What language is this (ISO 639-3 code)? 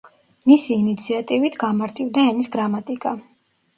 kat